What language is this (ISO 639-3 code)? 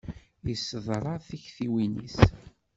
kab